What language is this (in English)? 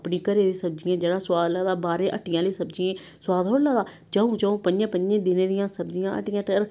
Dogri